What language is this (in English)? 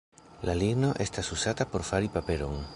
Esperanto